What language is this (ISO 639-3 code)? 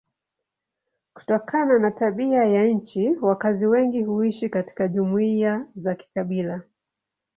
swa